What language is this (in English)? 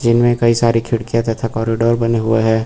Hindi